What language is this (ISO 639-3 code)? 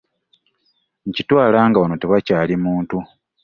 lug